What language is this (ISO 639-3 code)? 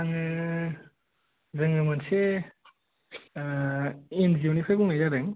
brx